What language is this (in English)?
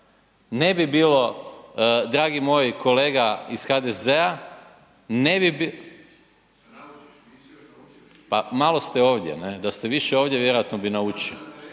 Croatian